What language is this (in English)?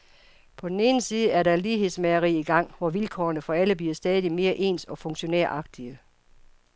Danish